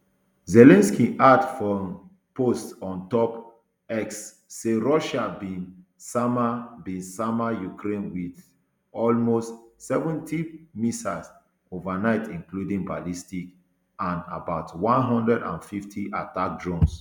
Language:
Nigerian Pidgin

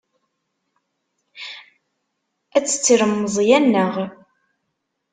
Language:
Kabyle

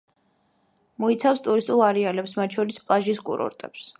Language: Georgian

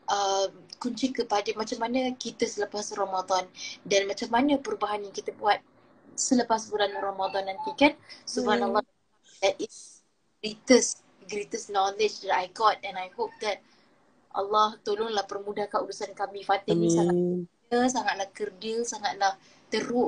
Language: Malay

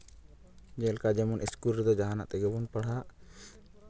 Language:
Santali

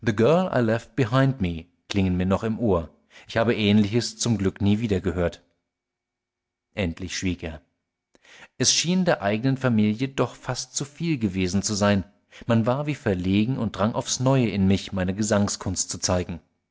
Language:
German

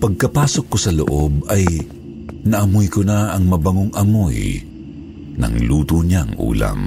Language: Filipino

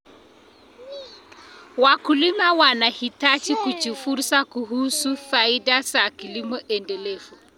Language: Kalenjin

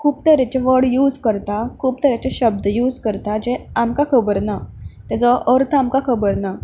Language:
Konkani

